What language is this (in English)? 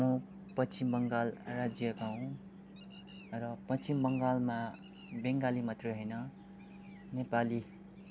Nepali